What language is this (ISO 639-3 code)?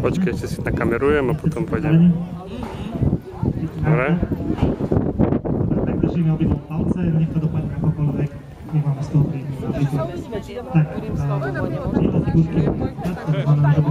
pol